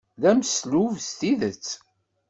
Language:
Kabyle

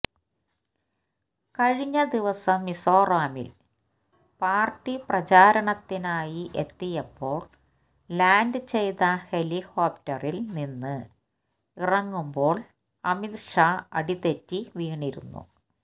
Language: Malayalam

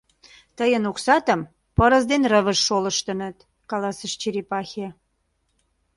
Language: Mari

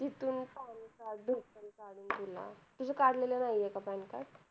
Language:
Marathi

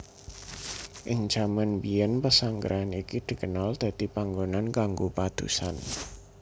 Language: Javanese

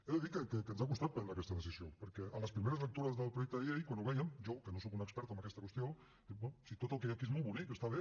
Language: Catalan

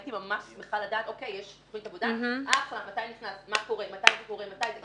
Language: Hebrew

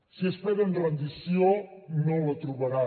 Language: Catalan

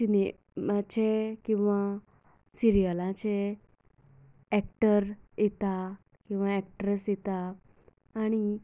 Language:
Konkani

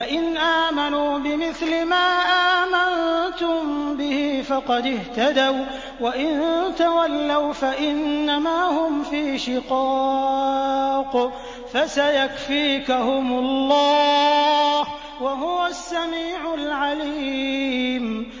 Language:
Arabic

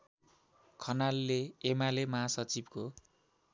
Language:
Nepali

